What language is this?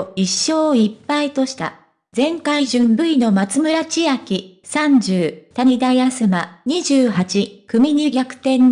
Japanese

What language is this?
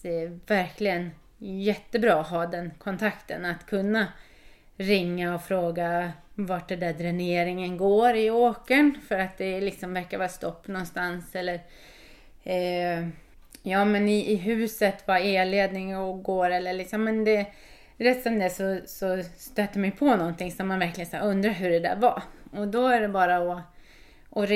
Swedish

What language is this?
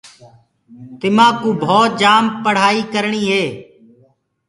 Gurgula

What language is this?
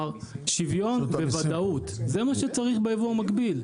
Hebrew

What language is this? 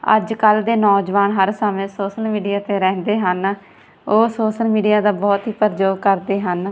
Punjabi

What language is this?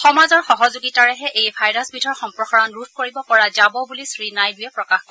Assamese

